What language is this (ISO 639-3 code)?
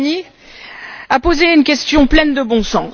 fra